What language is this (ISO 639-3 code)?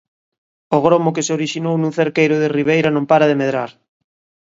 glg